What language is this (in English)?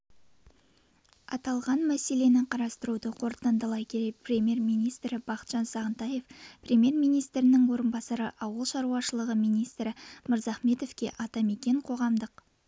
Kazakh